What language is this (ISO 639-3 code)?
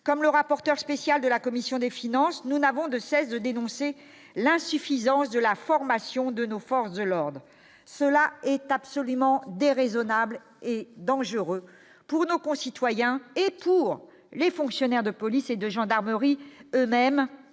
fra